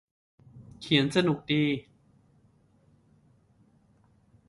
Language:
Thai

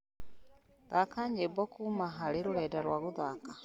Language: Kikuyu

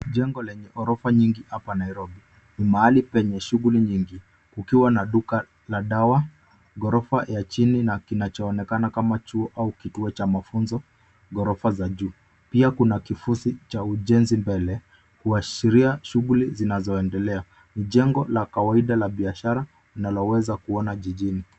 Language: Swahili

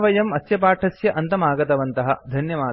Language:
Sanskrit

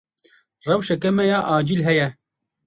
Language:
Kurdish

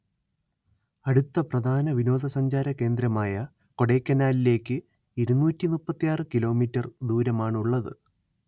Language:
Malayalam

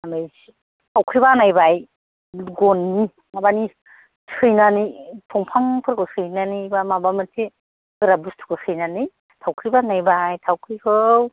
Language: Bodo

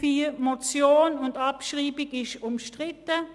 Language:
Swiss German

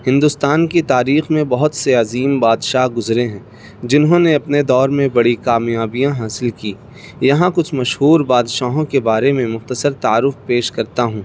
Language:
Urdu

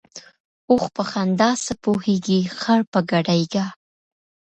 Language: Pashto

